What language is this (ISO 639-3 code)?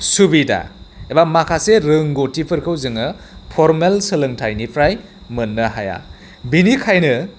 brx